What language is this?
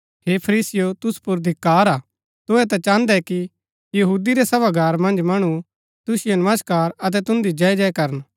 Gaddi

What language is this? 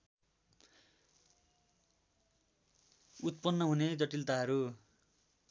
Nepali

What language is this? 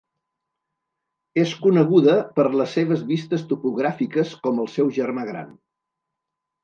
Catalan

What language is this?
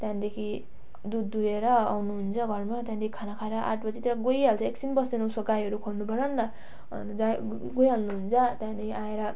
Nepali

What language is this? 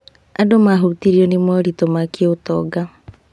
Kikuyu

